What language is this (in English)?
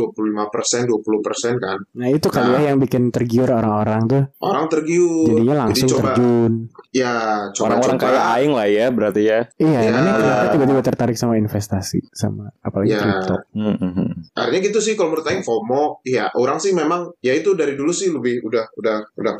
Indonesian